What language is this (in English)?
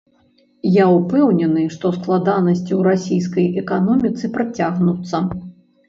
Belarusian